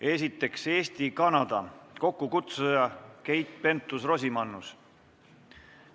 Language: Estonian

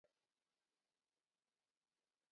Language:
Kalenjin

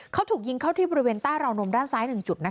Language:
Thai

